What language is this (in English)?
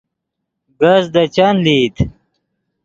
Yidgha